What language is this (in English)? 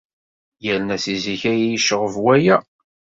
Kabyle